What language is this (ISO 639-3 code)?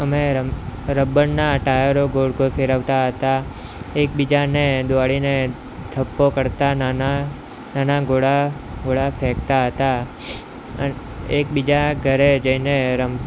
guj